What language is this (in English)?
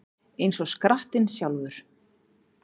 Icelandic